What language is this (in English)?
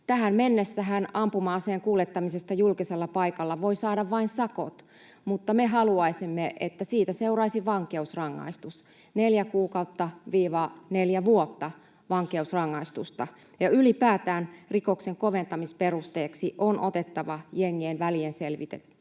Finnish